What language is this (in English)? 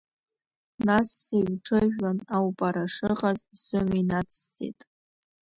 Abkhazian